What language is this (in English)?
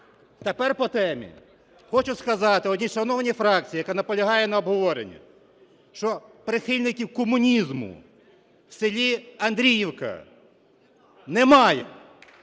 Ukrainian